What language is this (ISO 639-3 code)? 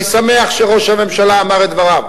heb